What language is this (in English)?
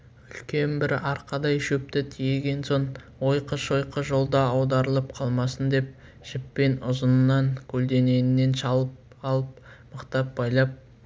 Kazakh